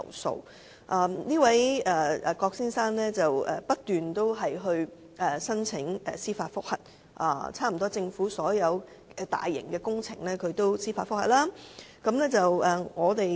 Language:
Cantonese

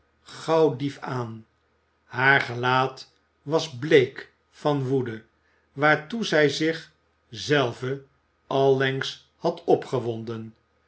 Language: Dutch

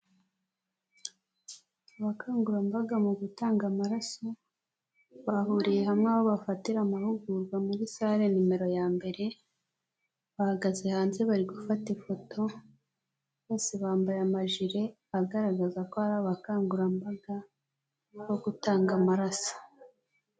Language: Kinyarwanda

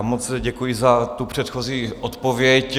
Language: Czech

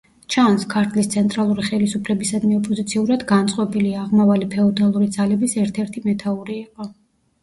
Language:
Georgian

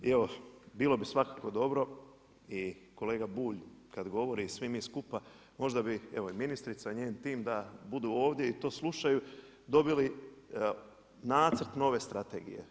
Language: Croatian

